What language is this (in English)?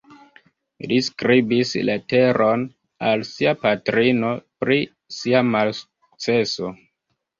Esperanto